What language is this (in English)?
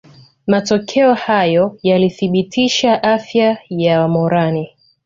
Swahili